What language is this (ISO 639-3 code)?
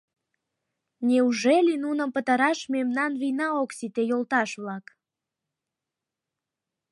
chm